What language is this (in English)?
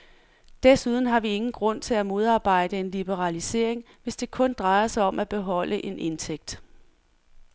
Danish